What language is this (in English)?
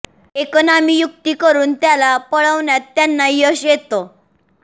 Marathi